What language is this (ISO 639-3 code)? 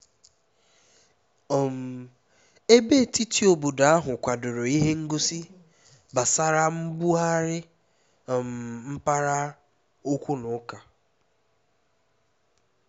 ibo